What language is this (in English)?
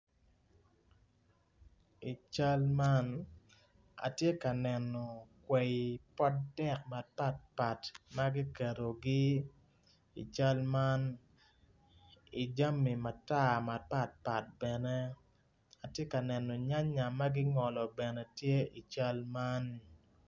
Acoli